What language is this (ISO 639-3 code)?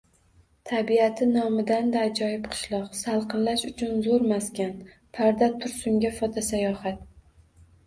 uzb